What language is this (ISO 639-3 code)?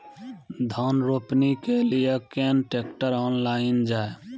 mai